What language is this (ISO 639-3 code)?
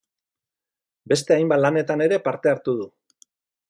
eus